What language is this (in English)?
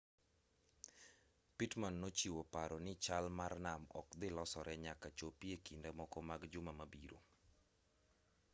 Luo (Kenya and Tanzania)